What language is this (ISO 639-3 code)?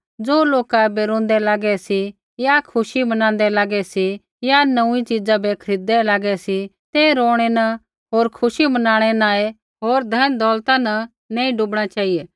kfx